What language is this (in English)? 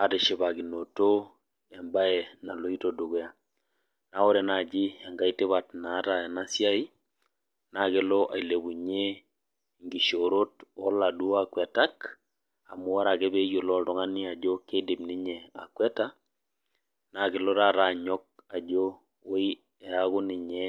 Masai